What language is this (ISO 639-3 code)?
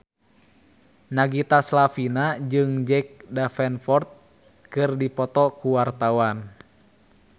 sun